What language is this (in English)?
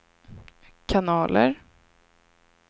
Swedish